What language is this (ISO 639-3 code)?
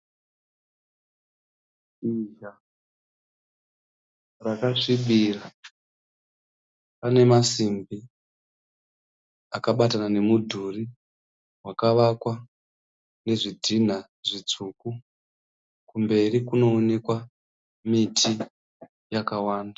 sna